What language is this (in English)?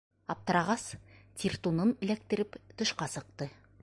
Bashkir